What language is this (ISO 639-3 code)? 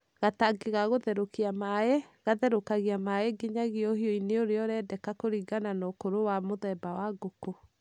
kik